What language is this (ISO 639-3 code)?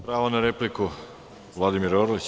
srp